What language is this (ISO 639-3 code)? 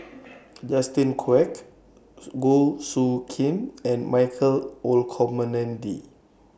eng